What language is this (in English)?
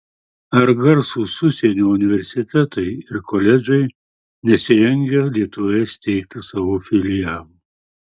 Lithuanian